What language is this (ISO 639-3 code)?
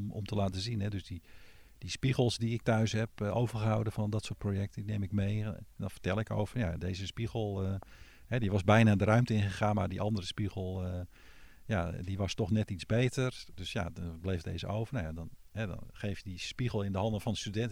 nld